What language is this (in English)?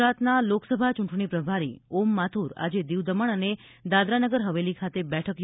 Gujarati